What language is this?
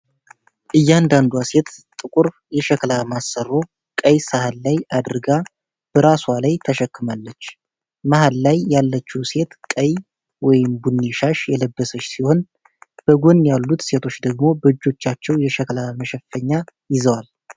Amharic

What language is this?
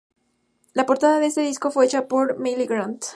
Spanish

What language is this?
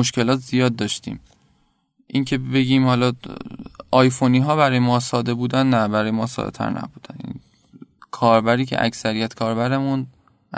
Persian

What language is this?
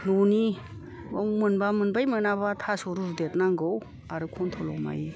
Bodo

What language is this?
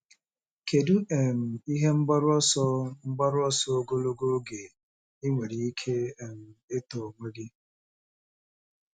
Igbo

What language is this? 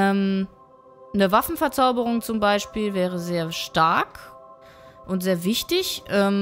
German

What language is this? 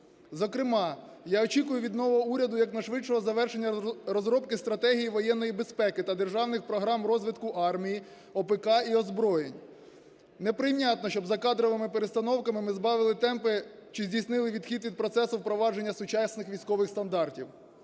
Ukrainian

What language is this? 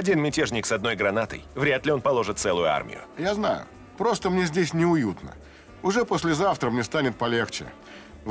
Russian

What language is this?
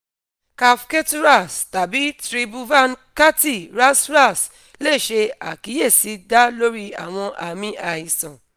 Yoruba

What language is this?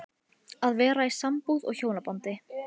Icelandic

